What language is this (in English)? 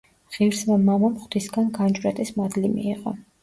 Georgian